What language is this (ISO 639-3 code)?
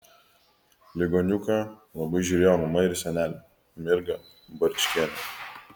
lit